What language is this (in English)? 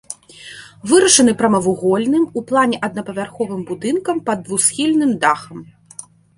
Belarusian